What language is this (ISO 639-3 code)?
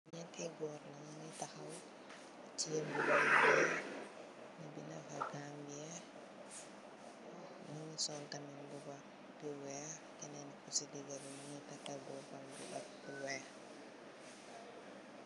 wol